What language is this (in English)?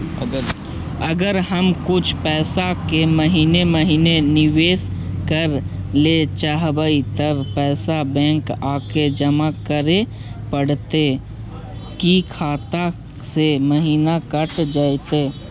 Magahi